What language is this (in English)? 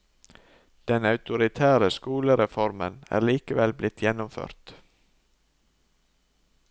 Norwegian